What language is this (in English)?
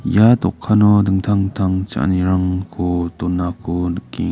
Garo